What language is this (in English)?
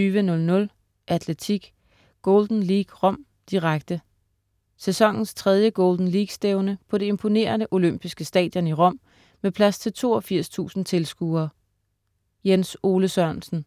Danish